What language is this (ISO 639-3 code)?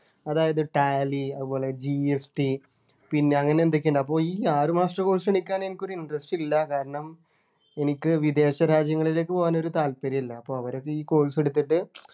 mal